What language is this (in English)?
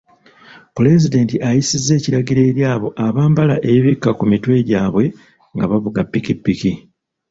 Ganda